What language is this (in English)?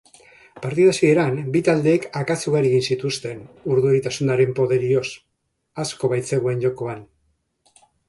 Basque